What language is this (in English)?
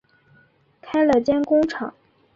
Chinese